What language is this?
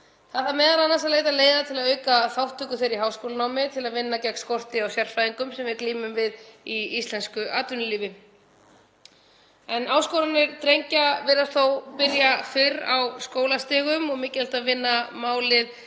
Icelandic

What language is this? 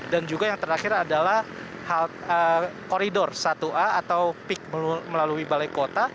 Indonesian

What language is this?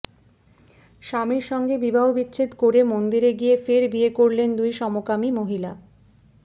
Bangla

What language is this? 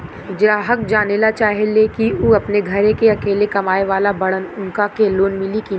Bhojpuri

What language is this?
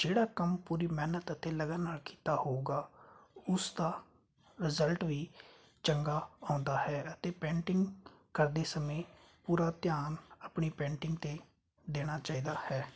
Punjabi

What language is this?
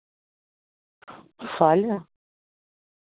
Dogri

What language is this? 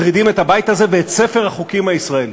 Hebrew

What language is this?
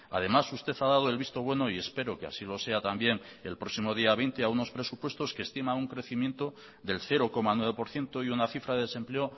Spanish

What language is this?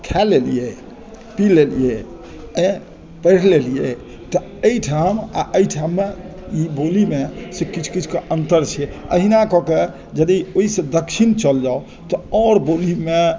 Maithili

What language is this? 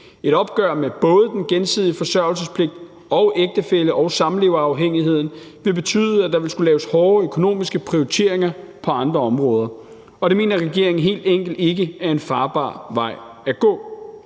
Danish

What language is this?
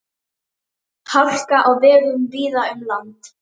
Icelandic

